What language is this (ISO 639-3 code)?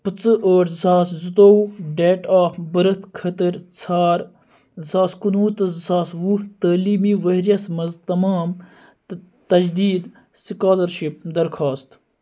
kas